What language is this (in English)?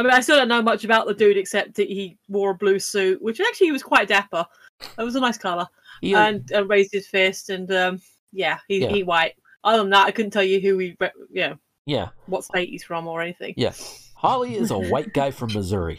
English